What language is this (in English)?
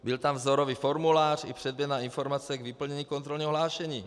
Czech